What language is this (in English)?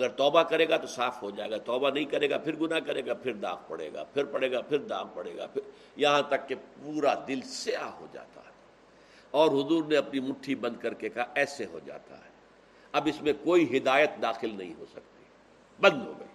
Urdu